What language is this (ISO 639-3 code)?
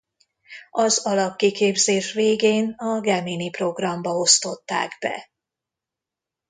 hun